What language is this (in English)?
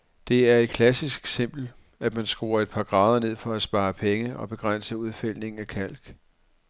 Danish